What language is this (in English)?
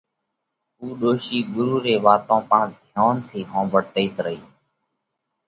Parkari Koli